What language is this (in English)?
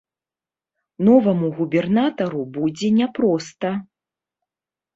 Belarusian